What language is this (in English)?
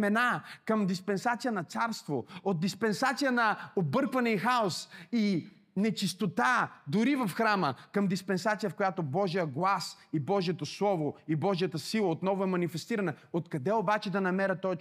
Bulgarian